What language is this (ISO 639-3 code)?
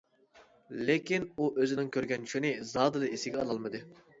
uig